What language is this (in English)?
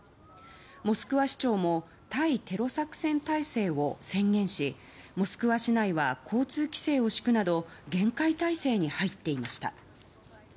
Japanese